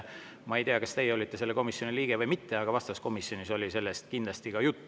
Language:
Estonian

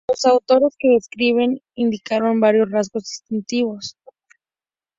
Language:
Spanish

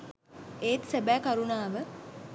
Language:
Sinhala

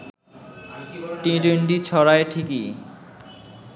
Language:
Bangla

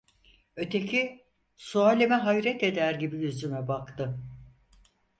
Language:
Turkish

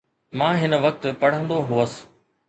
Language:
Sindhi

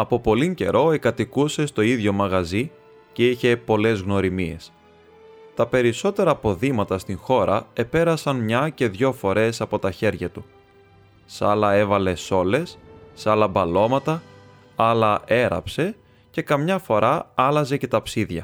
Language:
Greek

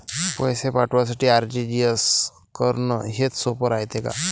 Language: Marathi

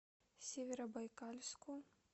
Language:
Russian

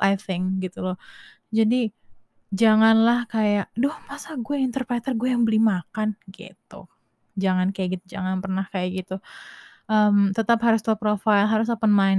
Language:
Indonesian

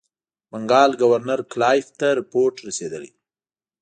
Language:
Pashto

